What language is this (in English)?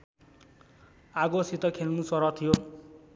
Nepali